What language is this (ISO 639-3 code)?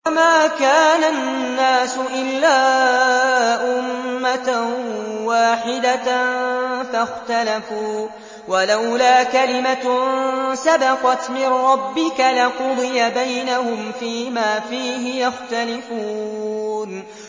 ara